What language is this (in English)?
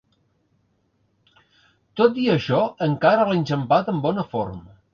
Catalan